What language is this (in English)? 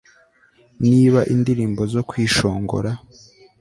Kinyarwanda